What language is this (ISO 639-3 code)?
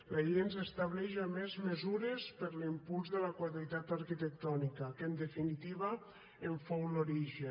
cat